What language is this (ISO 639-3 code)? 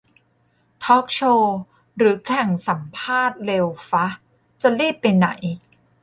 tha